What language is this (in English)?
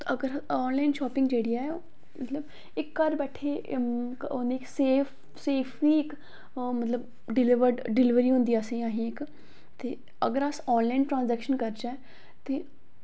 Dogri